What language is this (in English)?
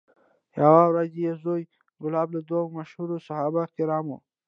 Pashto